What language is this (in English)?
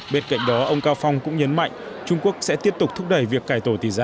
Vietnamese